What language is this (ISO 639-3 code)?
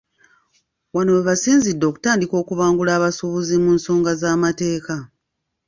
lug